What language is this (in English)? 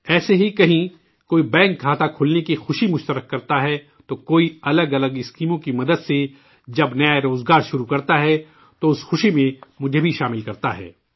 Urdu